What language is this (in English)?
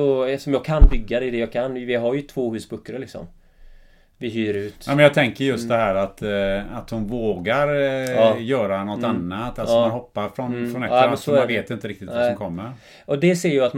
Swedish